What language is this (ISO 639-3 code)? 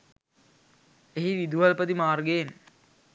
sin